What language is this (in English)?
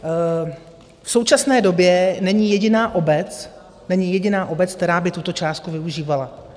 Czech